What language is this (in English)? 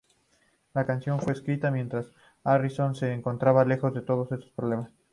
Spanish